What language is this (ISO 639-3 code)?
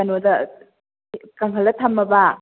mni